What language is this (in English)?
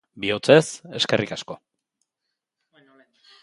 Basque